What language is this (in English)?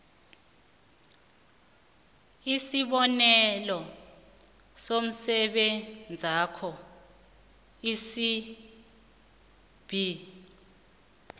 South Ndebele